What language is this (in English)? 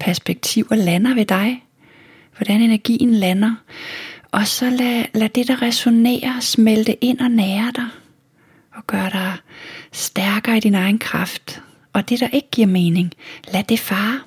Danish